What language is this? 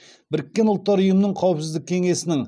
Kazakh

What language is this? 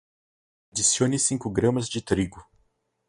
Portuguese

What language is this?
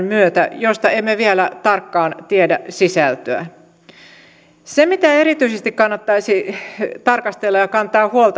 Finnish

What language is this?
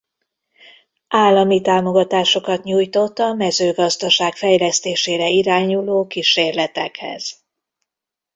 Hungarian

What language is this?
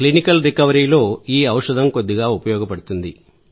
Telugu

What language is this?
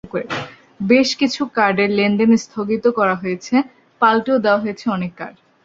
Bangla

